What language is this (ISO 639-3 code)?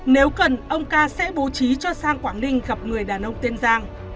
vie